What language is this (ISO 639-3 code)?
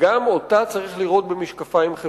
heb